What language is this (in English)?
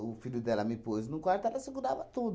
Portuguese